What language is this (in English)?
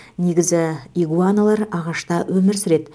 Kazakh